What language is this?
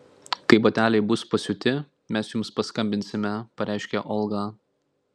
Lithuanian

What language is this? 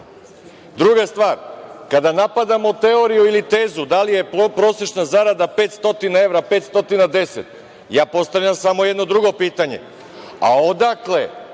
Serbian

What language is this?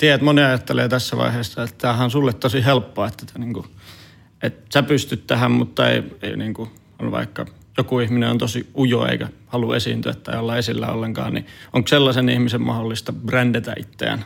Finnish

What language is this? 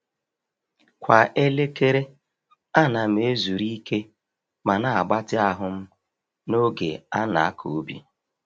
Igbo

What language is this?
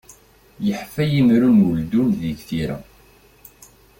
Kabyle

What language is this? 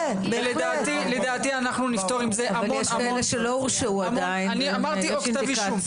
Hebrew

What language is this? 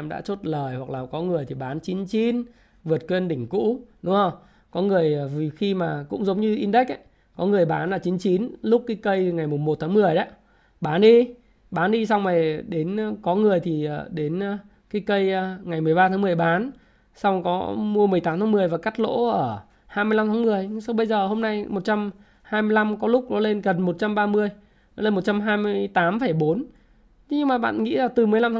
Vietnamese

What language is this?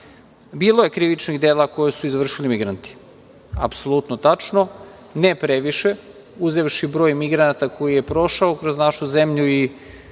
Serbian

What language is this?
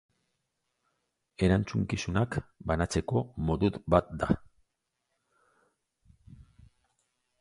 Basque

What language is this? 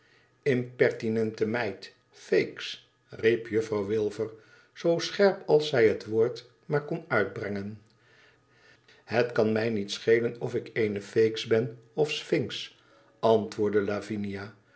Dutch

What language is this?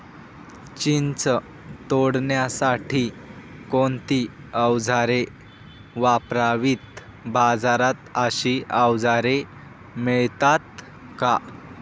Marathi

